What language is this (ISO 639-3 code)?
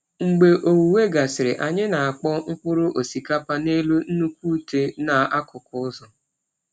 ibo